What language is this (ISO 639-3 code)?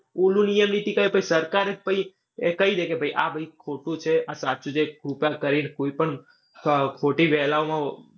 guj